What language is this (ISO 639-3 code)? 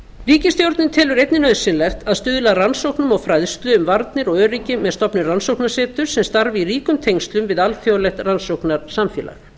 isl